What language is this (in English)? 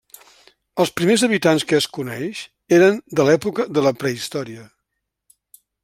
Catalan